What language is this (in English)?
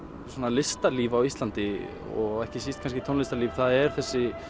Icelandic